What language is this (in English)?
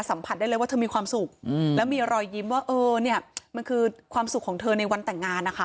Thai